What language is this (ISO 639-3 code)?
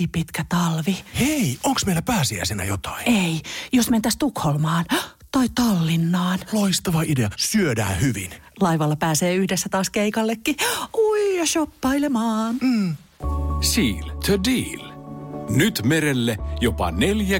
fin